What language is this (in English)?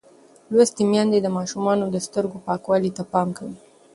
Pashto